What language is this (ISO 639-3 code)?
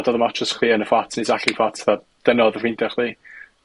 cym